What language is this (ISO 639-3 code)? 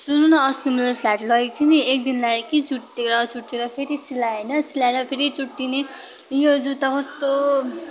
nep